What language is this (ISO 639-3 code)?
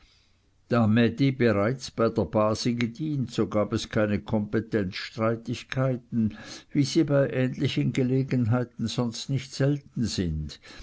deu